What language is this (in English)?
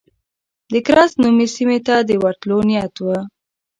Pashto